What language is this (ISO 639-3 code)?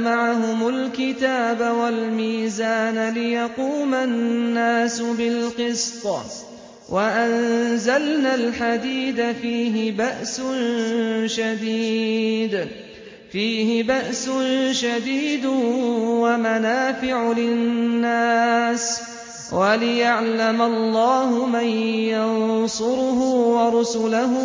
ara